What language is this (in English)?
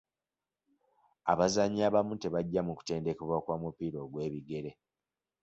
Ganda